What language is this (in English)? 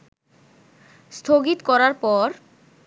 Bangla